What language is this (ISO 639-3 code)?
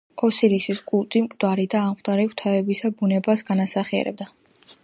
kat